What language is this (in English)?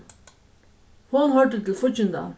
Faroese